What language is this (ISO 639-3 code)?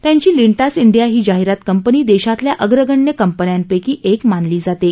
mar